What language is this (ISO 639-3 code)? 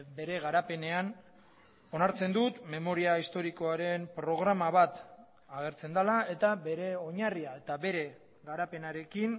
eus